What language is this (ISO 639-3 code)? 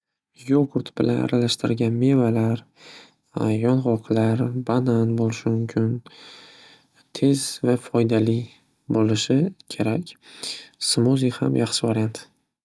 uzb